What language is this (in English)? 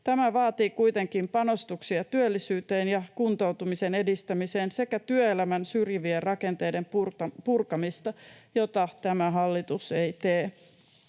Finnish